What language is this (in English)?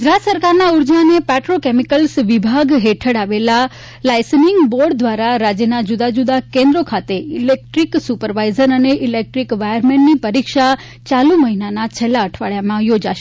Gujarati